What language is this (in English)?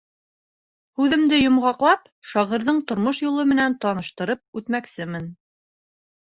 Bashkir